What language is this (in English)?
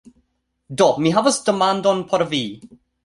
Esperanto